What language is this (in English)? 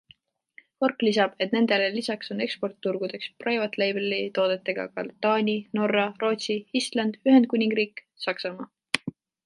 Estonian